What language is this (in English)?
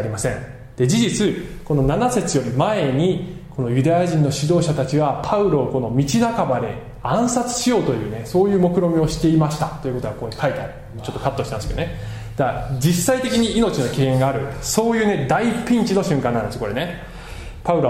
Japanese